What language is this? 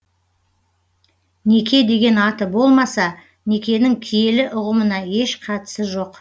Kazakh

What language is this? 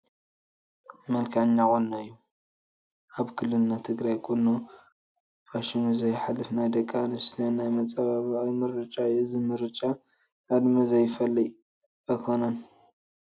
Tigrinya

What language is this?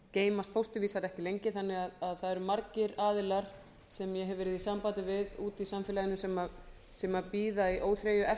Icelandic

